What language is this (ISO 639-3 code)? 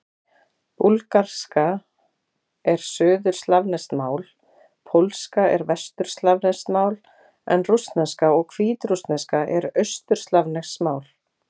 isl